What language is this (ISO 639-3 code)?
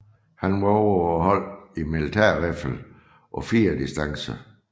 dan